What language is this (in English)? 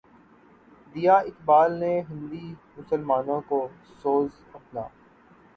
Urdu